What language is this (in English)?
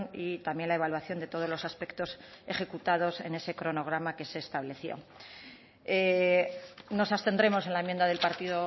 Spanish